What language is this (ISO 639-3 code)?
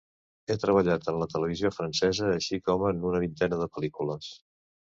cat